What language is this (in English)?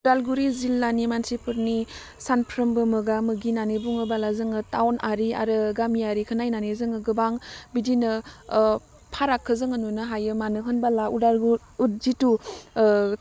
Bodo